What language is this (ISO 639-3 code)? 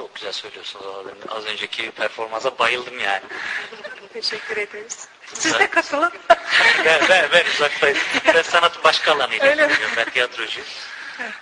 tur